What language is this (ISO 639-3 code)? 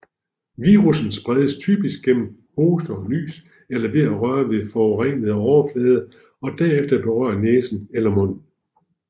dan